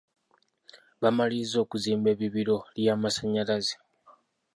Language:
Ganda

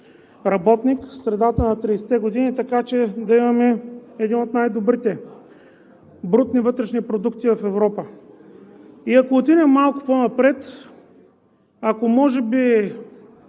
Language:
Bulgarian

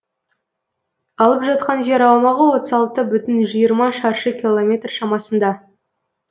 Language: Kazakh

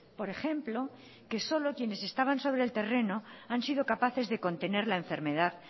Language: Spanish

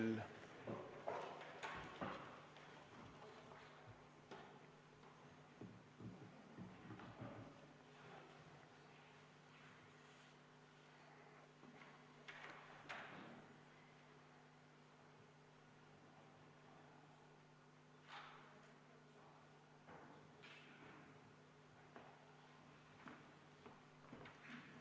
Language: Estonian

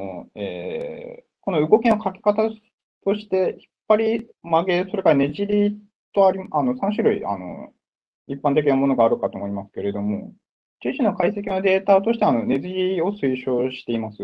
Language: Japanese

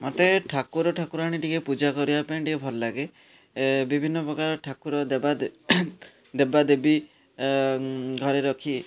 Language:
Odia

